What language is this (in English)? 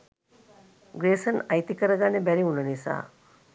Sinhala